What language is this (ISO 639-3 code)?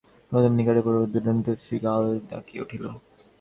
ben